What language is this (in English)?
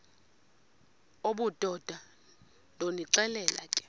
Xhosa